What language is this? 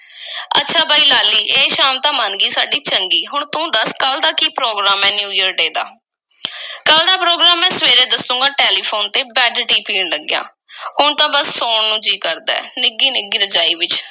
Punjabi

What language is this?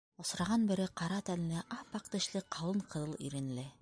Bashkir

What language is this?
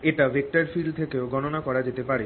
Bangla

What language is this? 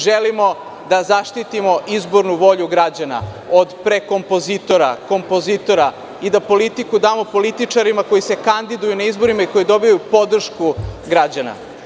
Serbian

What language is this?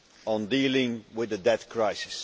English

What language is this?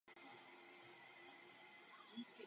Czech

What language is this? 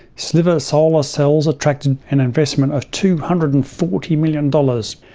English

